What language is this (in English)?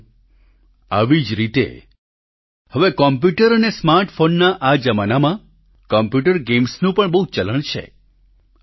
Gujarati